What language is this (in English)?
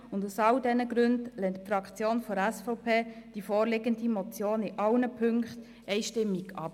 Swiss German